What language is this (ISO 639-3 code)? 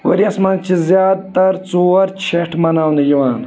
kas